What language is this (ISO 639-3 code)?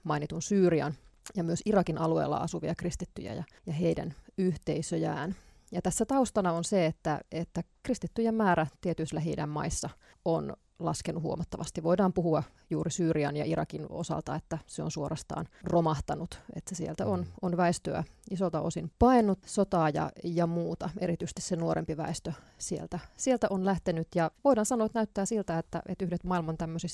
fin